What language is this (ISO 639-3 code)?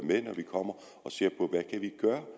dan